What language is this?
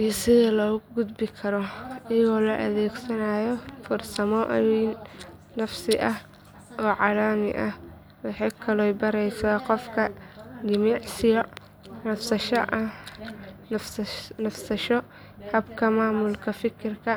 Somali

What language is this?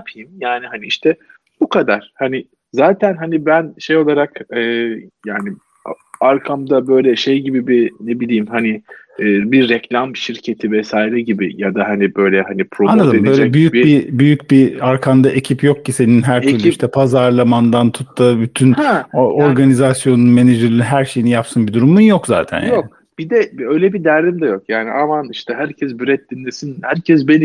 Turkish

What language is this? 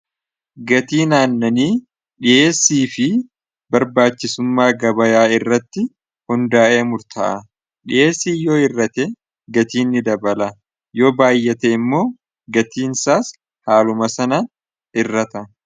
Oromo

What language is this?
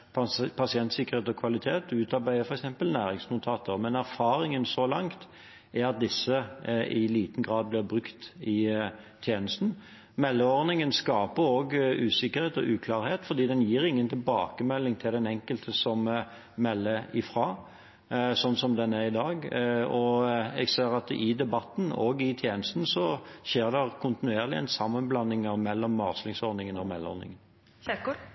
Norwegian Bokmål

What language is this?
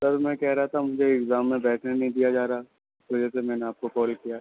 Urdu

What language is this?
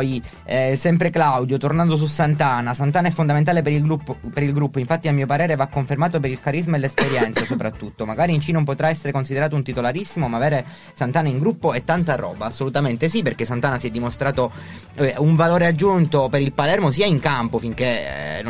Italian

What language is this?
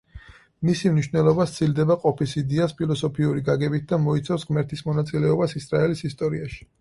Georgian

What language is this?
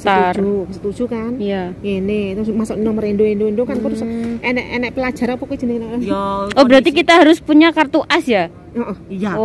Indonesian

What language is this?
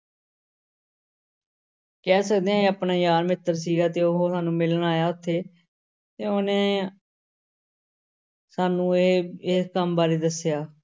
Punjabi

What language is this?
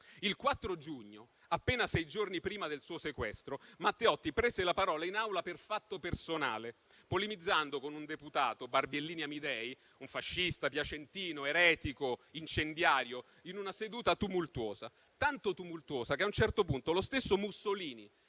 Italian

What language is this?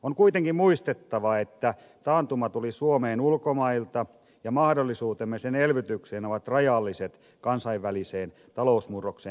Finnish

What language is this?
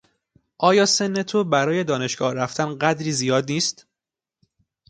Persian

